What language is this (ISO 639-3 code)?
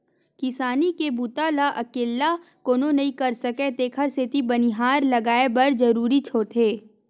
hne